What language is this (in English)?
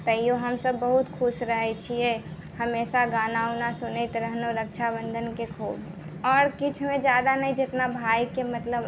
Maithili